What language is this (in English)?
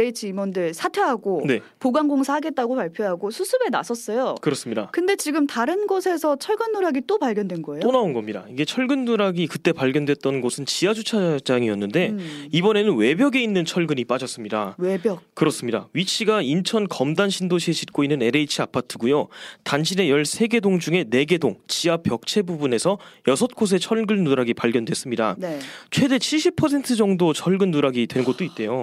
Korean